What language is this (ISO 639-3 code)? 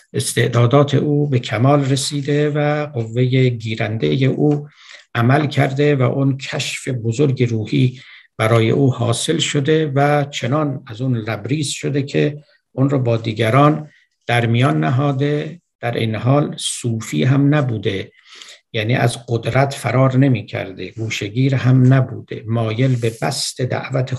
fas